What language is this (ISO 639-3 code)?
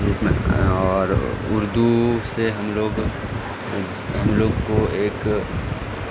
urd